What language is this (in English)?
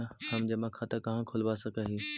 Magahi